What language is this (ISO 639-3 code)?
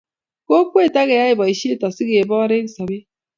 kln